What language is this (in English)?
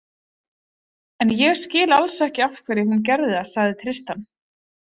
Icelandic